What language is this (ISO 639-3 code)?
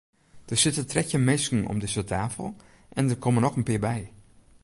fry